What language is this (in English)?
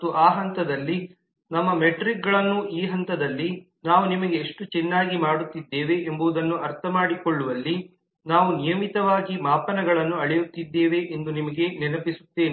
Kannada